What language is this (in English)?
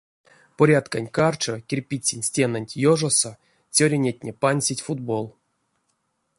Erzya